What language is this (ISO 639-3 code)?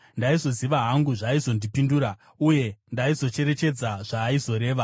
sna